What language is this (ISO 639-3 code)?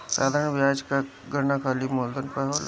bho